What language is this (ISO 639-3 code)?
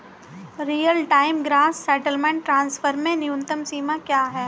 hin